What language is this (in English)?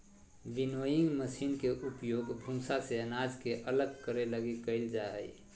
Magahi